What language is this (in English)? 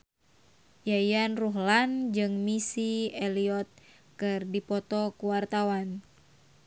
Sundanese